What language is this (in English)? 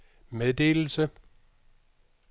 Danish